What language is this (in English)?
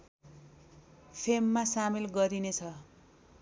Nepali